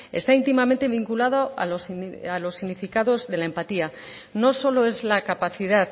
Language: Spanish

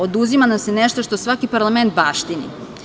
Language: Serbian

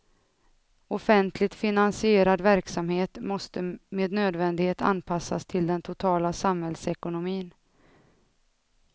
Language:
Swedish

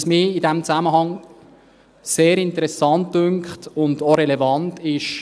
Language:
Swiss German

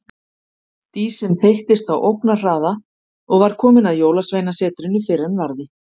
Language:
Icelandic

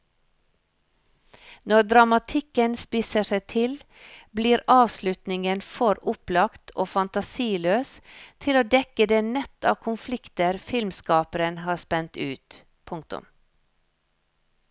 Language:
Norwegian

